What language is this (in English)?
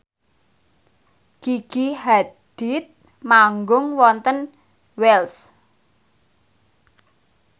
Javanese